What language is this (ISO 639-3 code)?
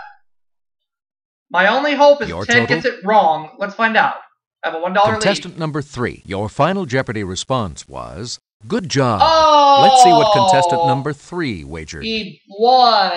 eng